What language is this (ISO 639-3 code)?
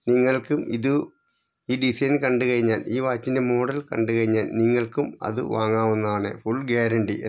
mal